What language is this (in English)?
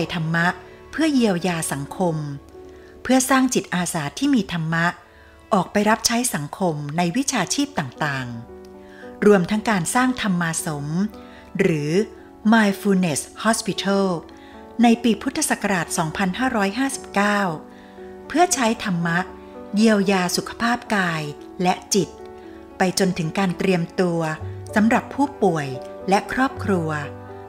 Thai